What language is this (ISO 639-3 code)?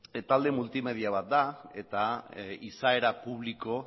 eus